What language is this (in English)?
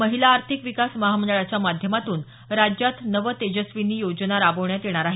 Marathi